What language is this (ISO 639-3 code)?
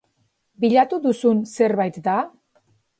eus